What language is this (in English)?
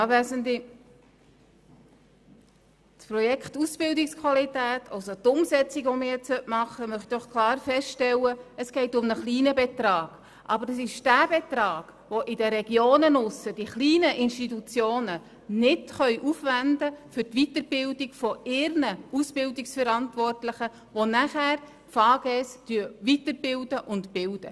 Swiss German